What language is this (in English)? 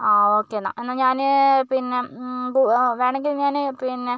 Malayalam